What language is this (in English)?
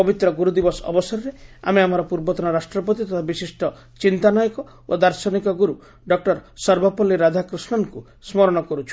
Odia